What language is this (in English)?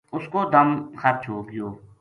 Gujari